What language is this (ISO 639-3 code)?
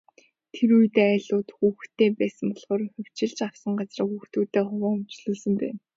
mon